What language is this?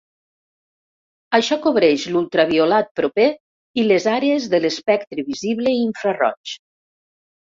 Catalan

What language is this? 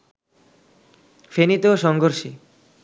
Bangla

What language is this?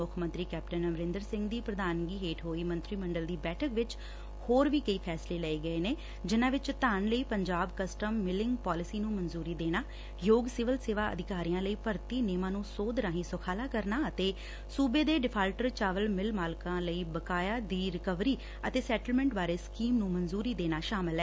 Punjabi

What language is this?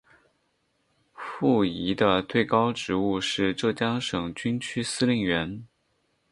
Chinese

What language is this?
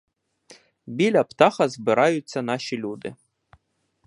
Ukrainian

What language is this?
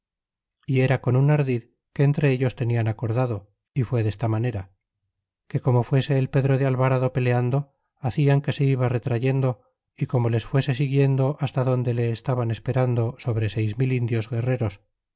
Spanish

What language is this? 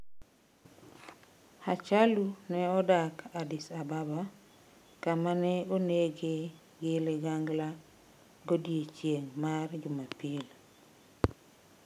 Luo (Kenya and Tanzania)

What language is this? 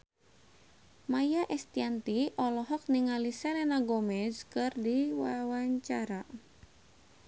Sundanese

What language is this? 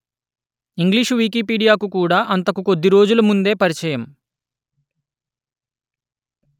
Telugu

